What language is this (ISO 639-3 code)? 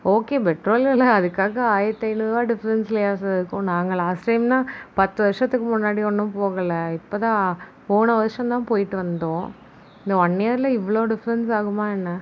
tam